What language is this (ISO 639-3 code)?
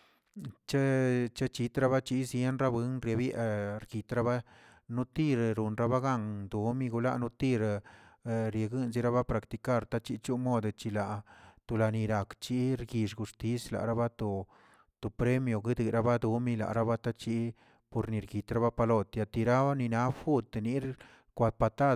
zts